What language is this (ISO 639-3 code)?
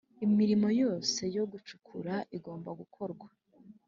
kin